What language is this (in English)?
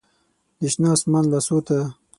Pashto